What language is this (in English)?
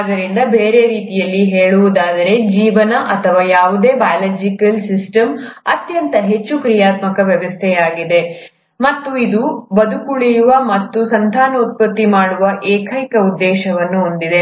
Kannada